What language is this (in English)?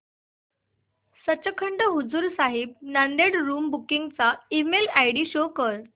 Marathi